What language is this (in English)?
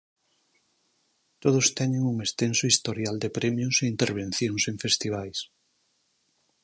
Galician